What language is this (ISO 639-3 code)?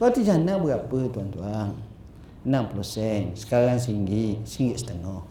msa